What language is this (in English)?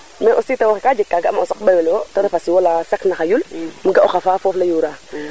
Serer